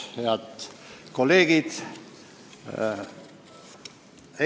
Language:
Estonian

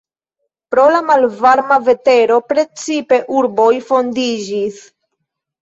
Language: Esperanto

